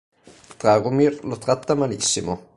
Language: Italian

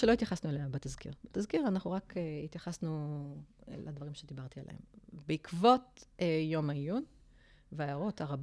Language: Hebrew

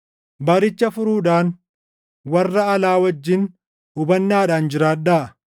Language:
Oromo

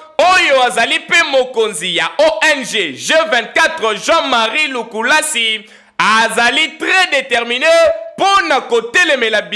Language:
French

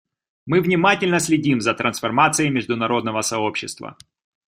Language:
Russian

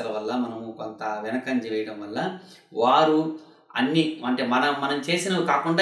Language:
Telugu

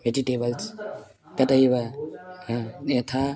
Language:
Sanskrit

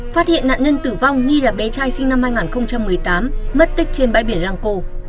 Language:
Vietnamese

